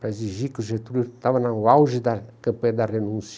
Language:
Portuguese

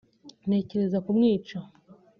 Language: Kinyarwanda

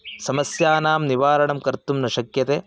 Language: Sanskrit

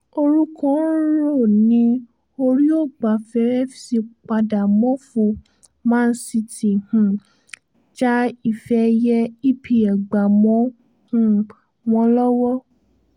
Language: Yoruba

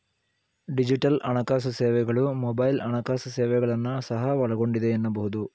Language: Kannada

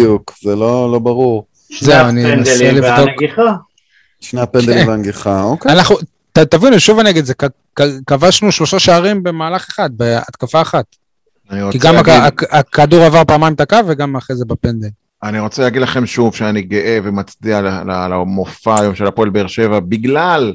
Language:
Hebrew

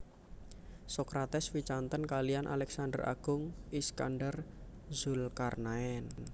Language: Javanese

